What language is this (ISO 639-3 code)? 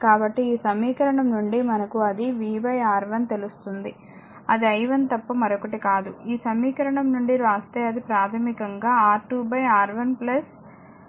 tel